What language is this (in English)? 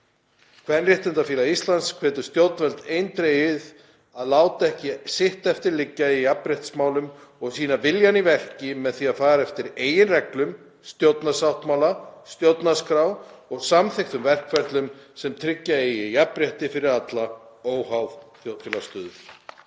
Icelandic